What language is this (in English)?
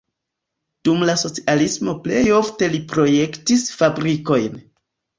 Esperanto